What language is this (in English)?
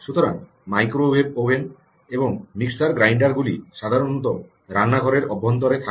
Bangla